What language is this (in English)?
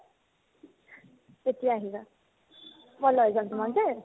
Assamese